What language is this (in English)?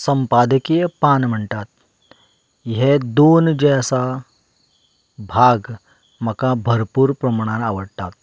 Konkani